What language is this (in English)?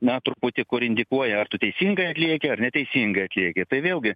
Lithuanian